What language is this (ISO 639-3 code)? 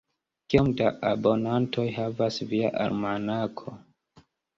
epo